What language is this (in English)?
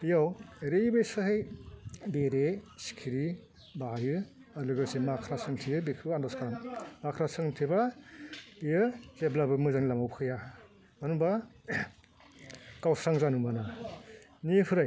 Bodo